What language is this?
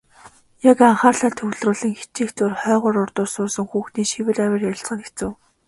Mongolian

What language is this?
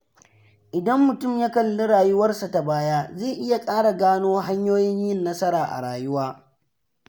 Hausa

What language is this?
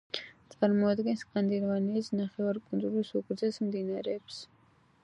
Georgian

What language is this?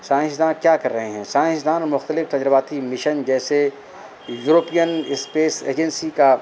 Urdu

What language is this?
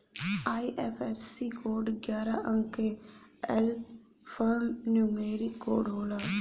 Bhojpuri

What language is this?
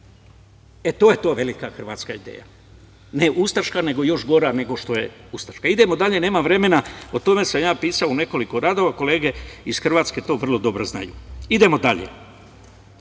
Serbian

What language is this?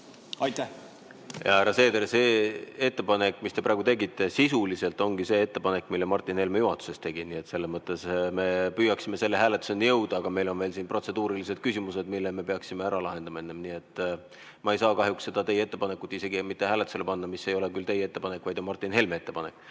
Estonian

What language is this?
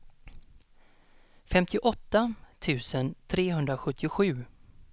Swedish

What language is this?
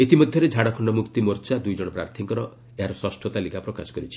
Odia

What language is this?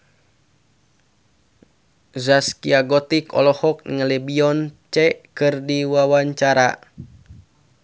Sundanese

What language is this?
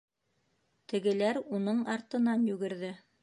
Bashkir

